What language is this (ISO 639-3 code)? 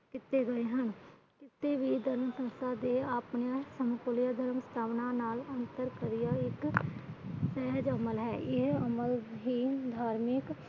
pan